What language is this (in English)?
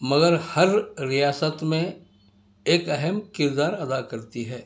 Urdu